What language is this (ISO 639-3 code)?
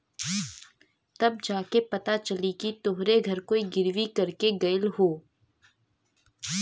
bho